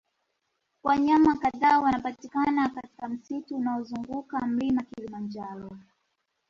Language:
Swahili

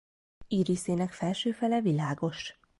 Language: Hungarian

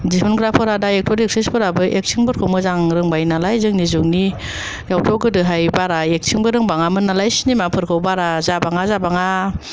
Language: Bodo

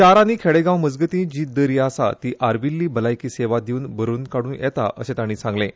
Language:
Konkani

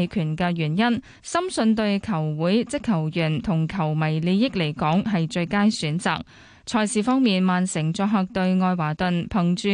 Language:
Chinese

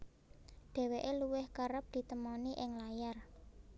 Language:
Javanese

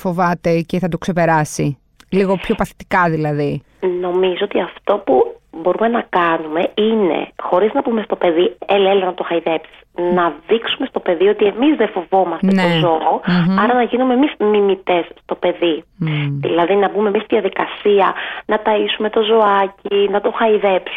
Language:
Greek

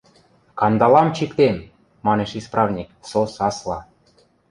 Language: Western Mari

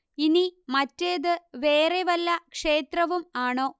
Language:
Malayalam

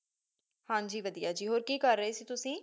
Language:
Punjabi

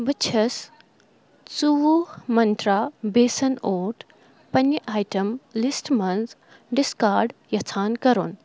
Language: Kashmiri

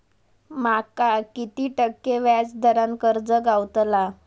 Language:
Marathi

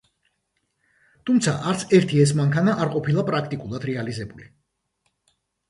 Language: Georgian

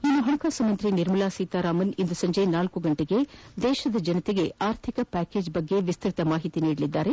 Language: Kannada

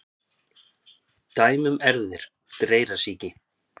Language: Icelandic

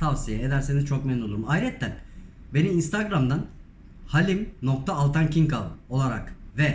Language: Turkish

